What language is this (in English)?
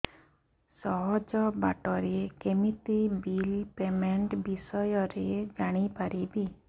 Odia